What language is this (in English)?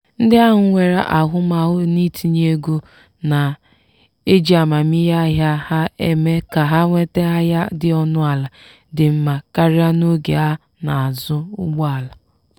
Igbo